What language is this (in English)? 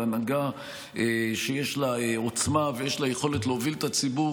Hebrew